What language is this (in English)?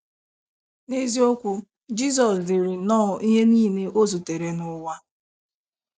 Igbo